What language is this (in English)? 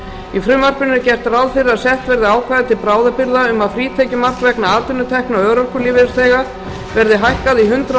Icelandic